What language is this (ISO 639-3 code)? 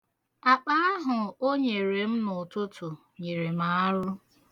ibo